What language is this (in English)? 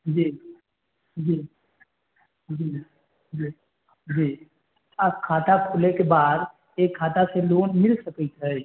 Maithili